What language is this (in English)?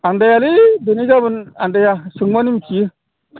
Bodo